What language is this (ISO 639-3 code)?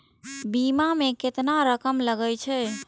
mai